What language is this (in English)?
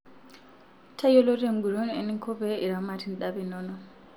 Masai